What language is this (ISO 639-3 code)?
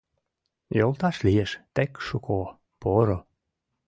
chm